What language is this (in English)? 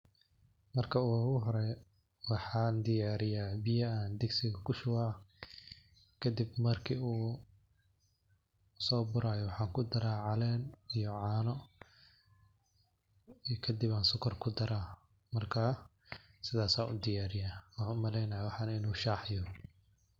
Somali